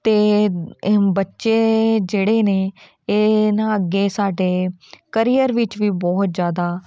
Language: Punjabi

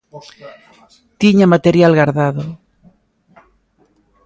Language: Galician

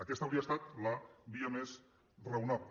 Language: Catalan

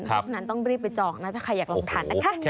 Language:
Thai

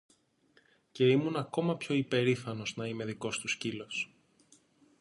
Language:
Greek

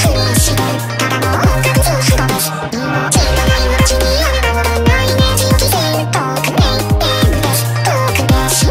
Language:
Japanese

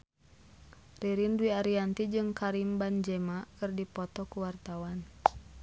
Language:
Sundanese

